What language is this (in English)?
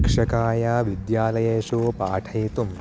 Sanskrit